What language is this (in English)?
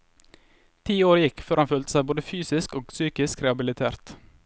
Norwegian